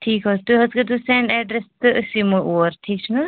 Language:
Kashmiri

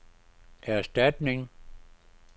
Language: Danish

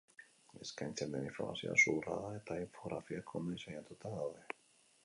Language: Basque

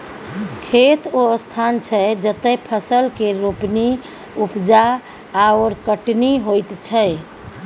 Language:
Maithili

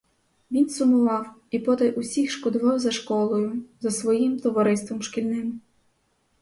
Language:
Ukrainian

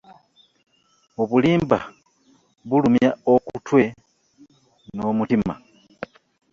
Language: Ganda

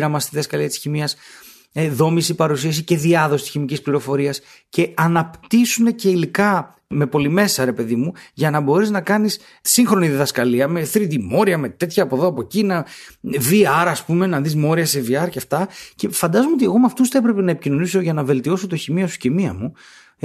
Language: Greek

